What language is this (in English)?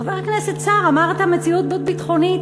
Hebrew